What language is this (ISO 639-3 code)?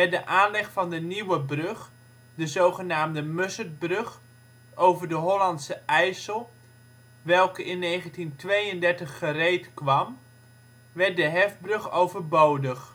nld